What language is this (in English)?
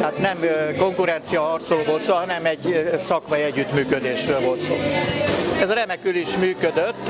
Hungarian